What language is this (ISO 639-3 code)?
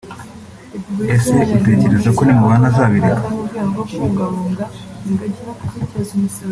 kin